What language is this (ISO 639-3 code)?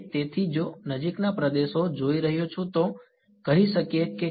guj